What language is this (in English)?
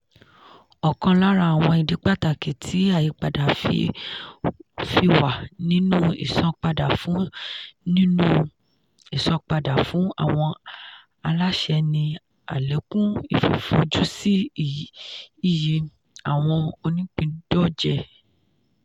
Yoruba